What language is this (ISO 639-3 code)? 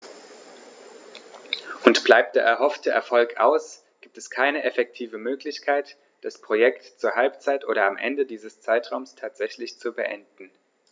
deu